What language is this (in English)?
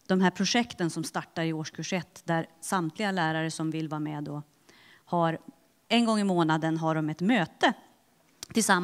Swedish